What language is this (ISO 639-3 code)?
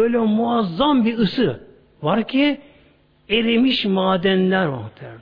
tur